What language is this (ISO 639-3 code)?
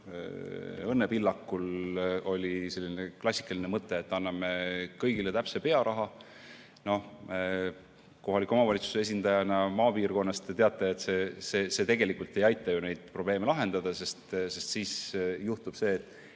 est